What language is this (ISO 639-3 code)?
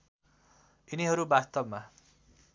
nep